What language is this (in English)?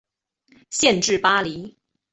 Chinese